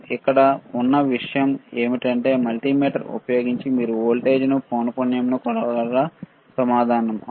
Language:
Telugu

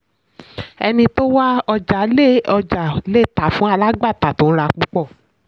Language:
Yoruba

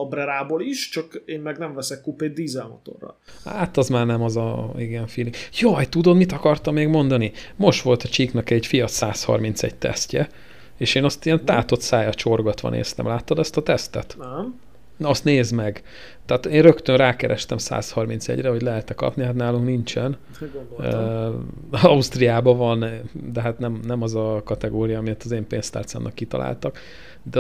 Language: Hungarian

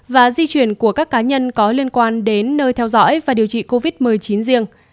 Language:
Vietnamese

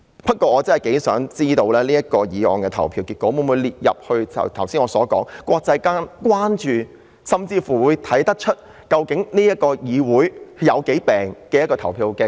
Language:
Cantonese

